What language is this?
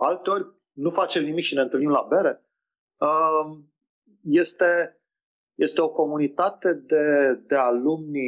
Romanian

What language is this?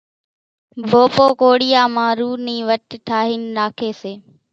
Kachi Koli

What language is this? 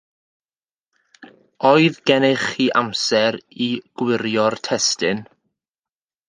Welsh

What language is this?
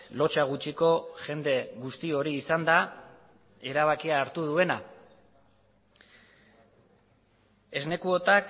Basque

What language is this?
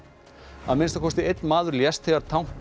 Icelandic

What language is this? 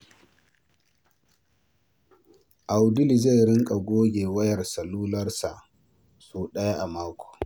Hausa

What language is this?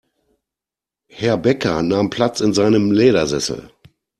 German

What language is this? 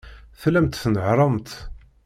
Kabyle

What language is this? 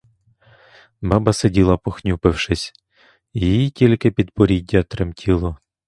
Ukrainian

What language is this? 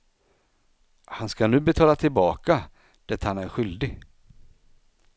Swedish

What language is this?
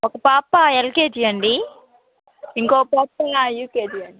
Telugu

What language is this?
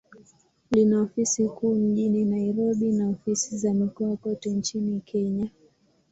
Swahili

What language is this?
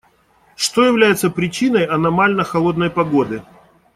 Russian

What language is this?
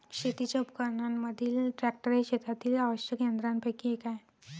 Marathi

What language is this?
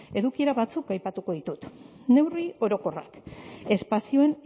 Basque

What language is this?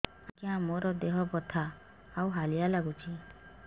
Odia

